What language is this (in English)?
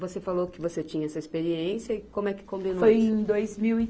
Portuguese